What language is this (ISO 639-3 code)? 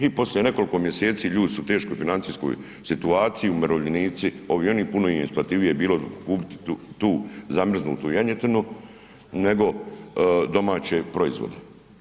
hrv